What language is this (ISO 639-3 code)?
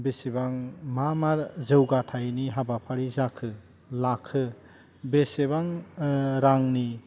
brx